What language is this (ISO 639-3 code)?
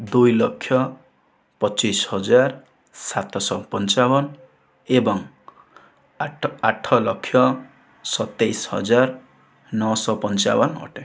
ori